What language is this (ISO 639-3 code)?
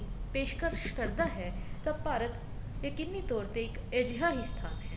pan